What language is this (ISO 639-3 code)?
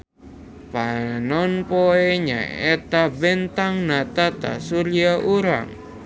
sun